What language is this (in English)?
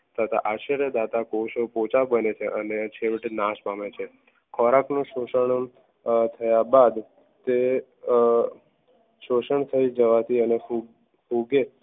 Gujarati